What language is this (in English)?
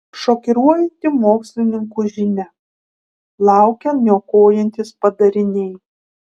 Lithuanian